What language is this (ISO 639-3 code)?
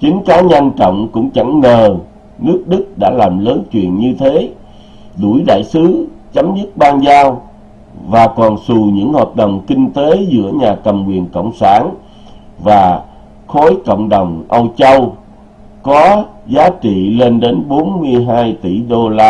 vie